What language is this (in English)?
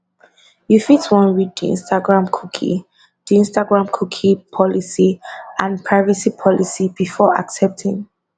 Nigerian Pidgin